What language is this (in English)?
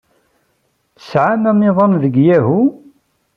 Kabyle